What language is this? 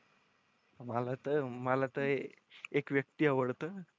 Marathi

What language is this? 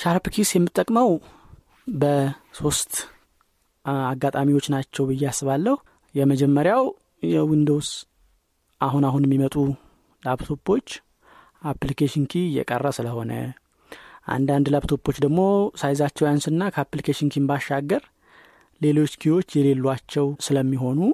Amharic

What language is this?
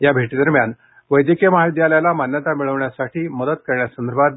Marathi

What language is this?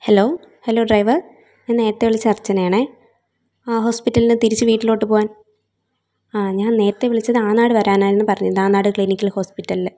Malayalam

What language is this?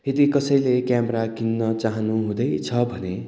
Nepali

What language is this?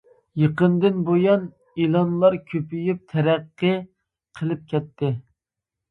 Uyghur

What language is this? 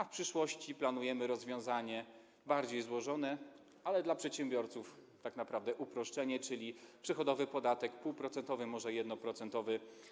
Polish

